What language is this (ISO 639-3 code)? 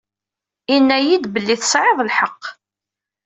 kab